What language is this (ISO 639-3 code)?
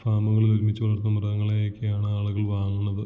mal